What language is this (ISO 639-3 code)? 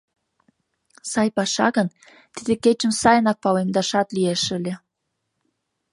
chm